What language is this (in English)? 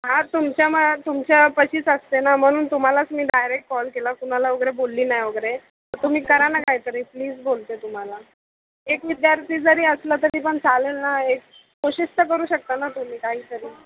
Marathi